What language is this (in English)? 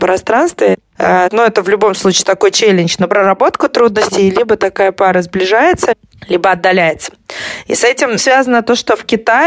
Russian